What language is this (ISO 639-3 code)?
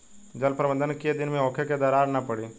bho